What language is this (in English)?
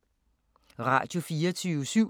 Danish